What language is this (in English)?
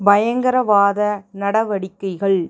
Tamil